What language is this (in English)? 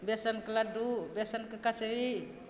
Maithili